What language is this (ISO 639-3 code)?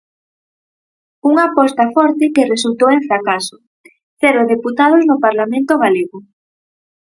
glg